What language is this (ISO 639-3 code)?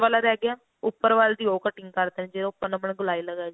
pan